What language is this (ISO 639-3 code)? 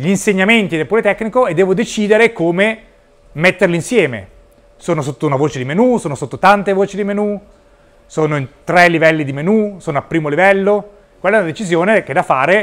ita